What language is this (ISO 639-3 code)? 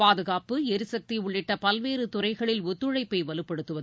tam